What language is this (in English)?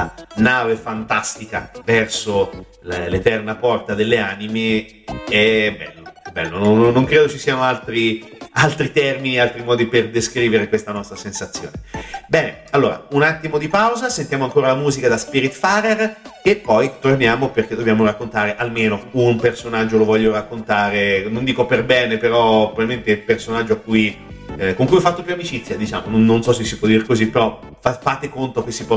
Italian